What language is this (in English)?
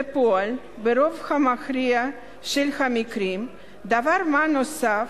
Hebrew